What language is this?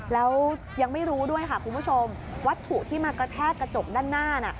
Thai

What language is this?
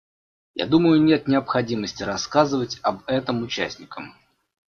Russian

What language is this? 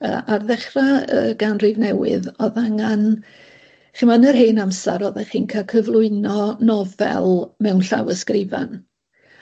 Welsh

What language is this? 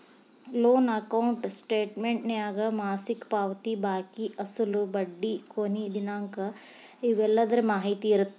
Kannada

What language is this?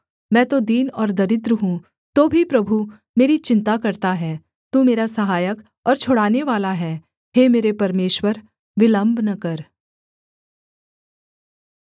Hindi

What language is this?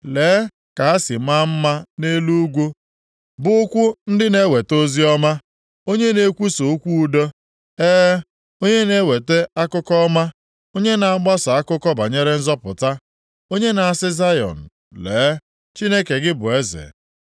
Igbo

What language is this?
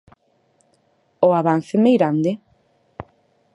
Galician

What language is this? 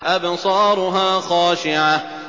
Arabic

